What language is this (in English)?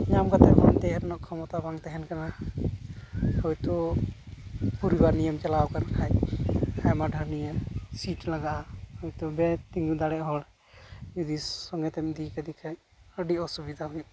Santali